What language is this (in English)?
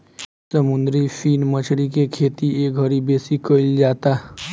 Bhojpuri